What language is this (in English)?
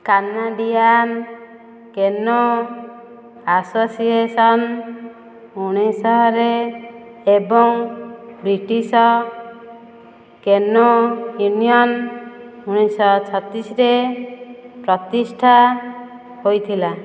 Odia